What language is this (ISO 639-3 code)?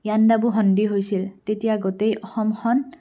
asm